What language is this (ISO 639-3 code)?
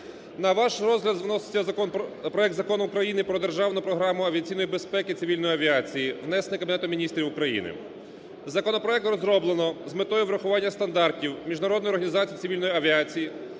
ukr